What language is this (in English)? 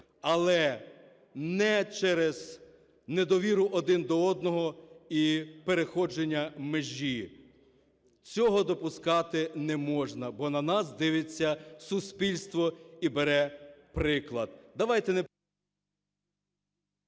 Ukrainian